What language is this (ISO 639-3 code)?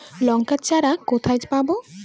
ben